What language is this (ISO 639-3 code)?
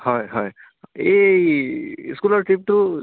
asm